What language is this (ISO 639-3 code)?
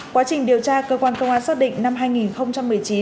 vie